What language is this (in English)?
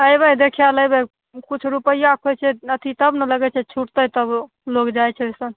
Maithili